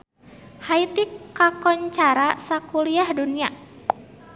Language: Sundanese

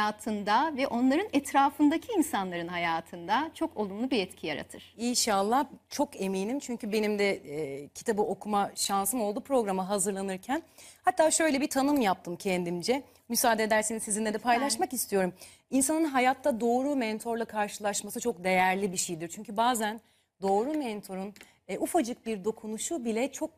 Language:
Turkish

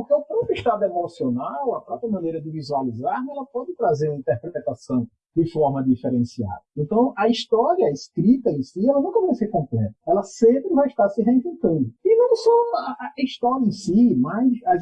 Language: Portuguese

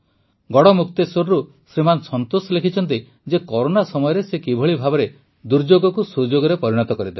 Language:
Odia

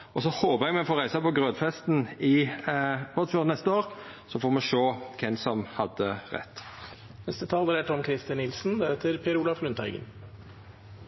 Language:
Norwegian Nynorsk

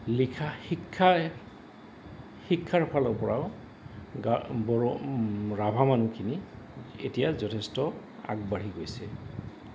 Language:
Assamese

